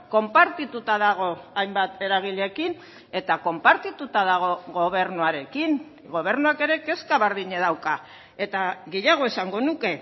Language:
Basque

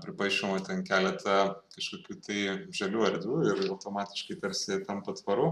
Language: Lithuanian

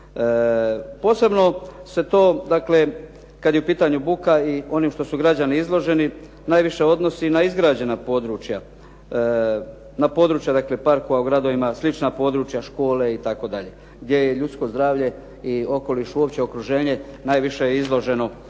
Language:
Croatian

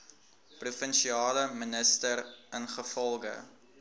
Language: Afrikaans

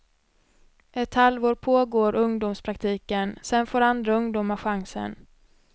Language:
Swedish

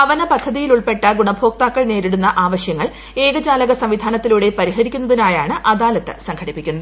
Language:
Malayalam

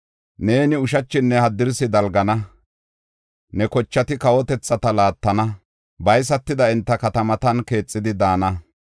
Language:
Gofa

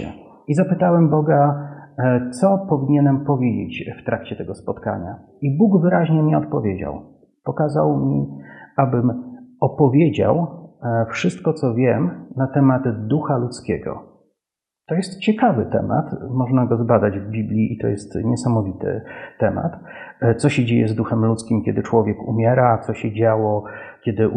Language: Polish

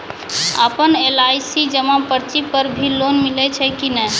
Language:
Maithili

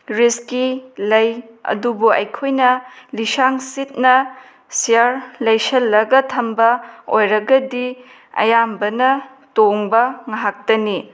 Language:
Manipuri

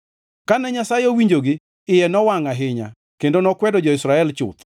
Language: Luo (Kenya and Tanzania)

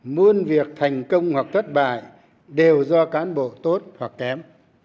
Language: Vietnamese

